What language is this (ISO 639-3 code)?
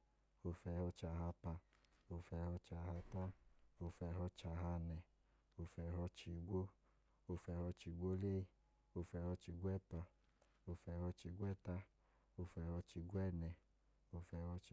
idu